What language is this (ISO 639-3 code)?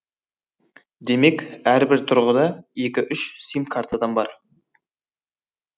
kaz